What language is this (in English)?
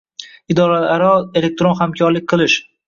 Uzbek